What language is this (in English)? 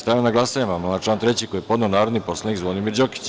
Serbian